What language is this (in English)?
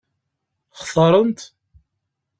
Kabyle